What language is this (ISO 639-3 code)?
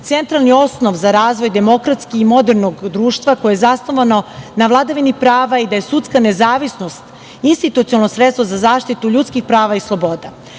srp